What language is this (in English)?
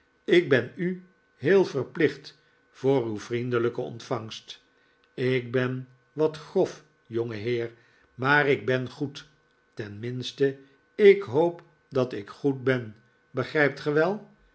Dutch